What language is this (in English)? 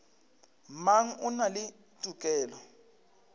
Northern Sotho